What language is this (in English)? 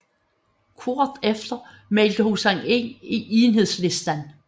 Danish